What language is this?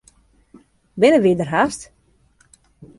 Western Frisian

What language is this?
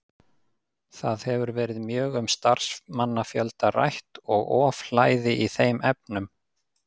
Icelandic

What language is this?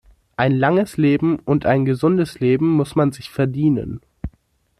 German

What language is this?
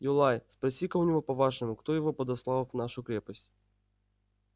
Russian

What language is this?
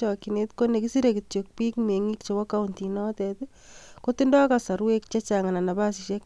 Kalenjin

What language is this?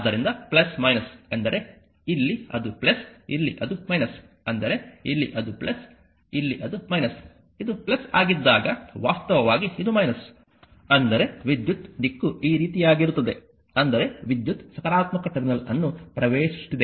Kannada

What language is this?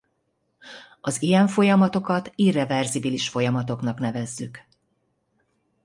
Hungarian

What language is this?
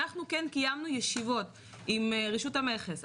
Hebrew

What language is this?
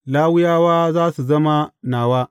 Hausa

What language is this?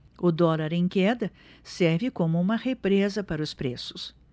Portuguese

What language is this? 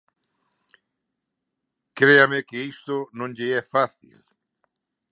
Galician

